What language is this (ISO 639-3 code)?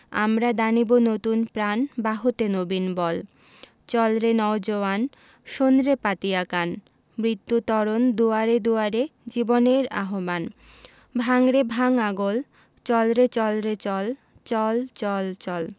ben